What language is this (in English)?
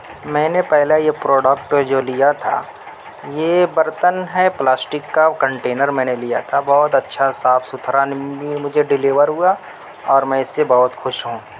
Urdu